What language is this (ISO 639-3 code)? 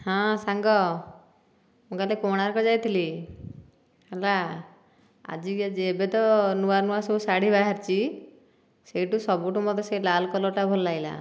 ori